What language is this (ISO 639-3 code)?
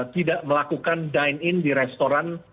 ind